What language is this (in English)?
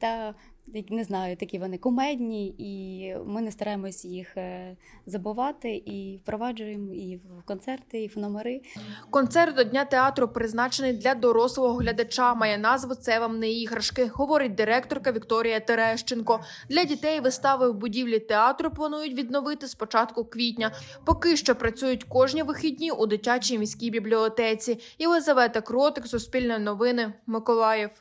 Ukrainian